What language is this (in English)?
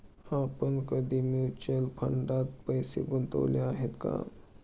Marathi